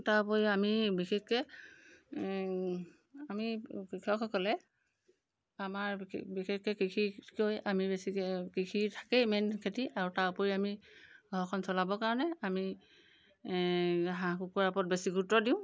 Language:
Assamese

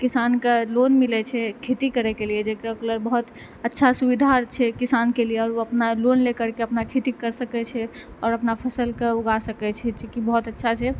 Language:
Maithili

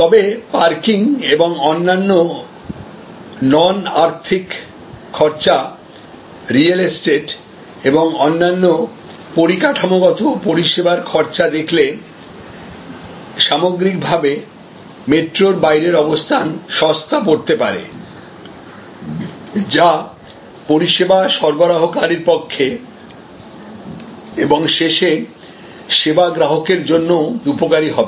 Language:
Bangla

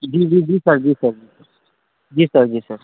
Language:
Maithili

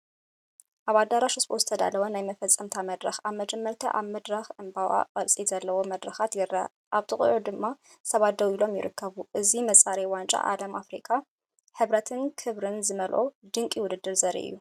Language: Tigrinya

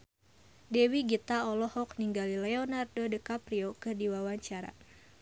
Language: Sundanese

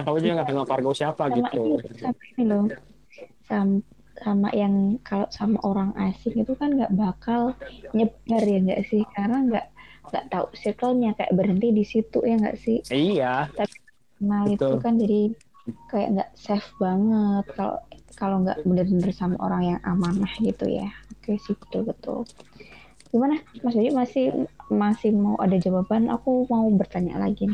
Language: Indonesian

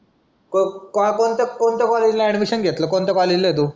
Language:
Marathi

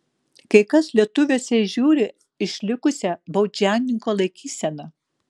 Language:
Lithuanian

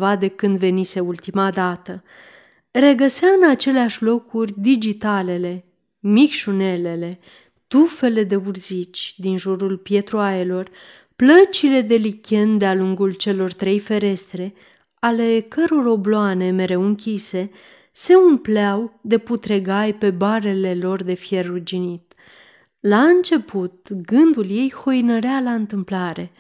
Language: Romanian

